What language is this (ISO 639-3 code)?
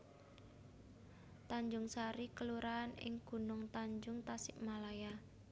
jav